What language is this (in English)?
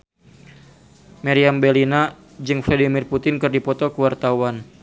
Sundanese